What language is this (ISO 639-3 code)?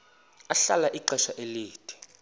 xho